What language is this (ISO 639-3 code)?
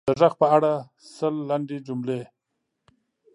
pus